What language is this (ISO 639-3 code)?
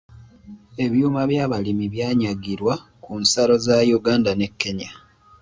lug